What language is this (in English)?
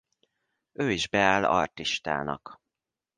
Hungarian